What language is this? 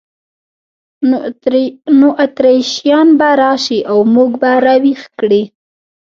Pashto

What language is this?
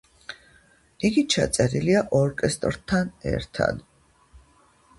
Georgian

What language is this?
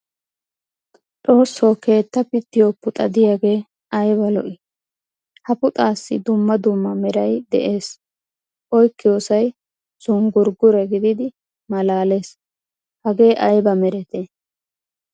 Wolaytta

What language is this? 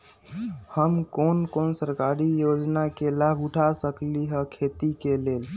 Magahi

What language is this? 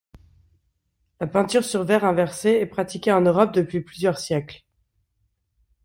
French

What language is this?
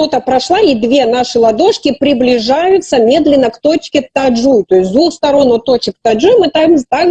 Russian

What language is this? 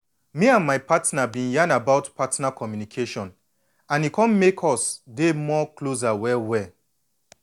Nigerian Pidgin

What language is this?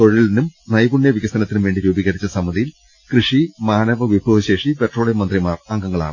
Malayalam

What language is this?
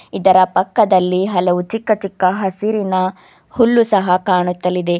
Kannada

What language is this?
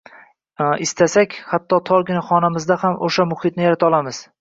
Uzbek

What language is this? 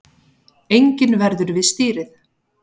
Icelandic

